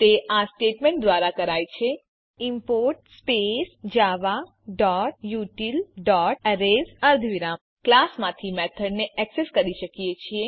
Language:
Gujarati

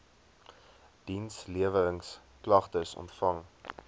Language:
Afrikaans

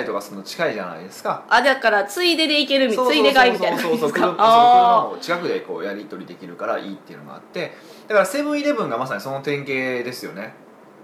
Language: Japanese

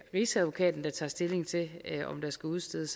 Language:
Danish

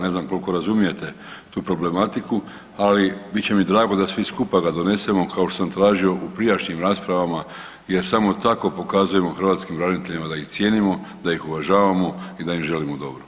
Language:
Croatian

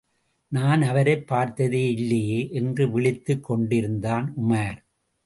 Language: Tamil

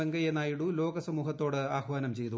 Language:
Malayalam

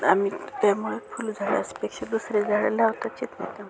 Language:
Marathi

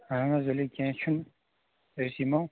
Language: Kashmiri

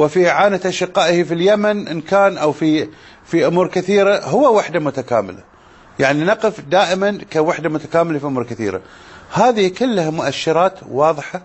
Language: Arabic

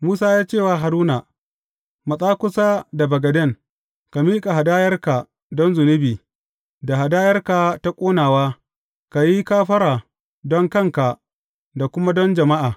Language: Hausa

